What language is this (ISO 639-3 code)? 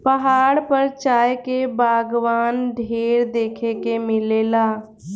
bho